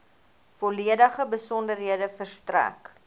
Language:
Afrikaans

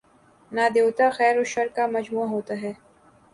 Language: Urdu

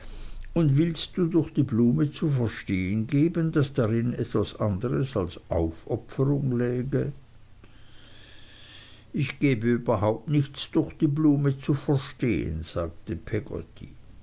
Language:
German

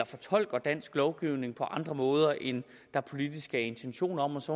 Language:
Danish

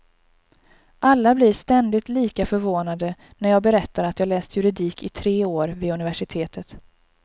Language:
Swedish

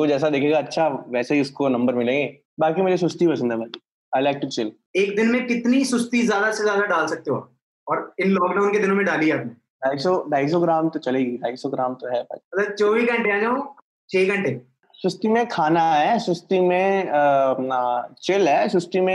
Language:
Punjabi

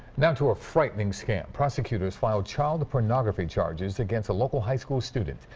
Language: English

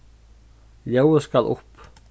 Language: Faroese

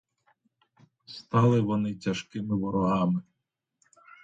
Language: Ukrainian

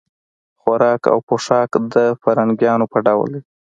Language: Pashto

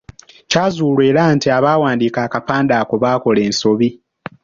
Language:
Ganda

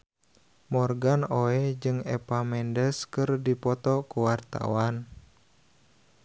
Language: Sundanese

